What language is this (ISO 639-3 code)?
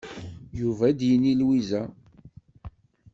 kab